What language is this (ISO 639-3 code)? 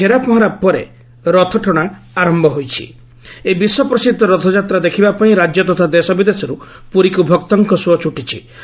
ori